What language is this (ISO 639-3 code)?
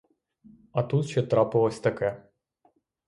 ukr